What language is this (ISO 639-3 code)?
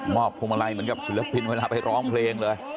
tha